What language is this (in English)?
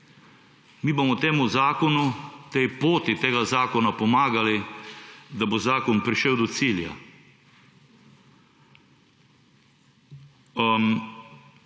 Slovenian